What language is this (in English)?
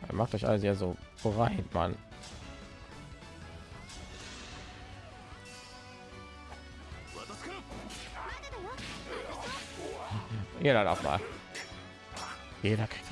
German